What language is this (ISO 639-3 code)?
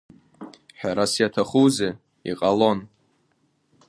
abk